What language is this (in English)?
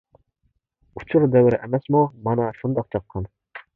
Uyghur